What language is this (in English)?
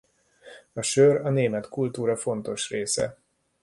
Hungarian